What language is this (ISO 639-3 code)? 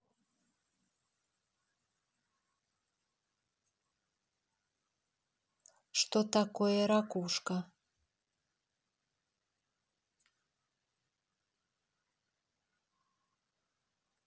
rus